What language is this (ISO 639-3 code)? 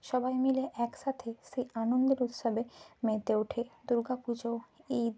ben